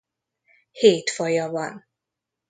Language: Hungarian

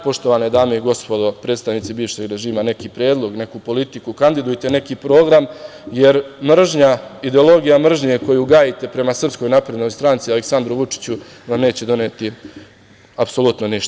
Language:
Serbian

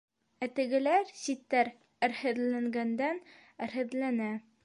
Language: Bashkir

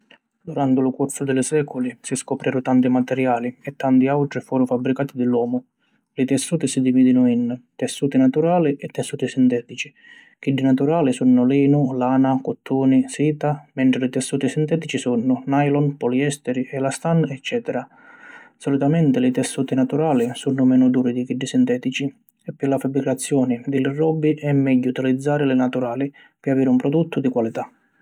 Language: Sicilian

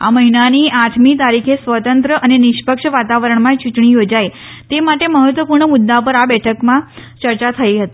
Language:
Gujarati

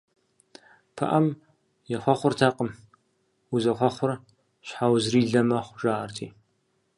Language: Kabardian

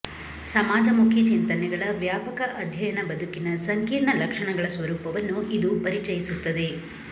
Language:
Kannada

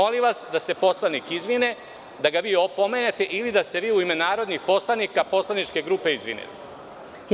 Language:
Serbian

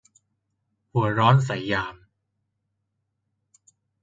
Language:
Thai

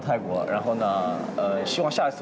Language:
Thai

